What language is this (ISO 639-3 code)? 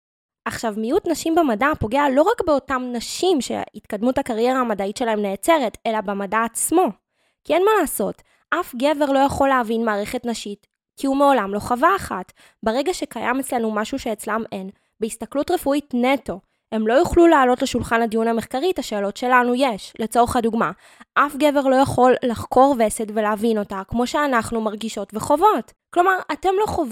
heb